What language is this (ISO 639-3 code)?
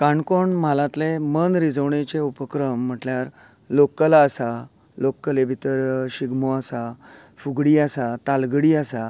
kok